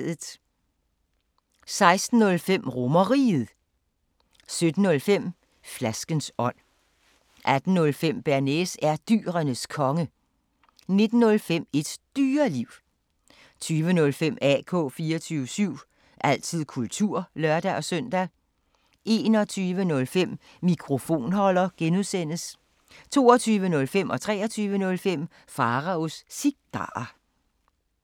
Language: Danish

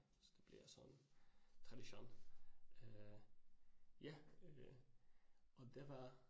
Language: Danish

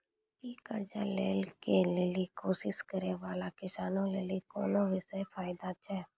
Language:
Maithili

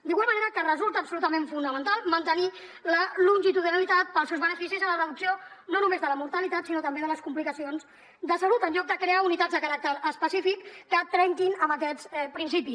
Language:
Catalan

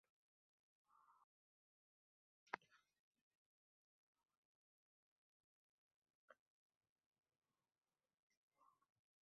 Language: Uzbek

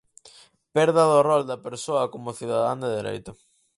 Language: Galician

